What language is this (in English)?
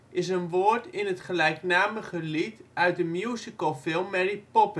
Dutch